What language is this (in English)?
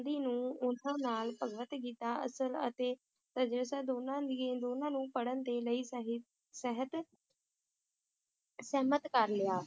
Punjabi